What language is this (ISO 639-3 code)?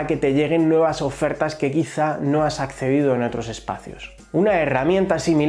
spa